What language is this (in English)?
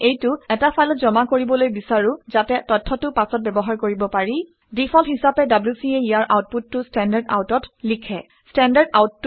Assamese